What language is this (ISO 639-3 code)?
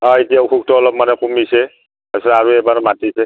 asm